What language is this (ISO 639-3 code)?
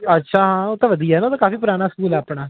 pan